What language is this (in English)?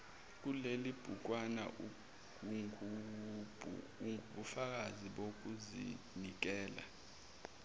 Zulu